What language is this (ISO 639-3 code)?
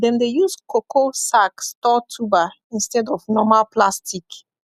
pcm